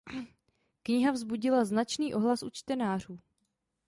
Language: Czech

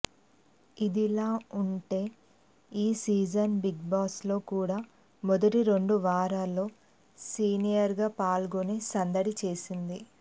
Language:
Telugu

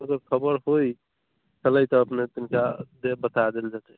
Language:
Maithili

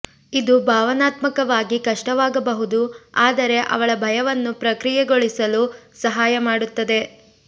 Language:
Kannada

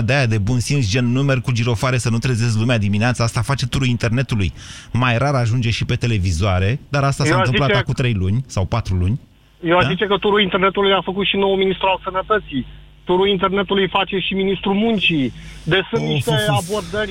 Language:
Romanian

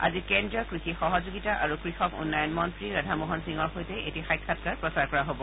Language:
Assamese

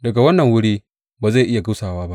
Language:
Hausa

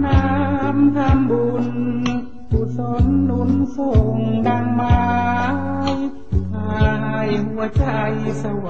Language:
Thai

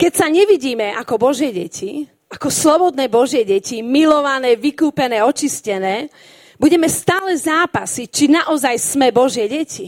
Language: Slovak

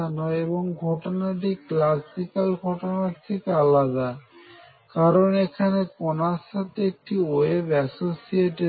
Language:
Bangla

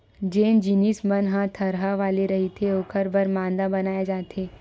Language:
Chhattisgarhi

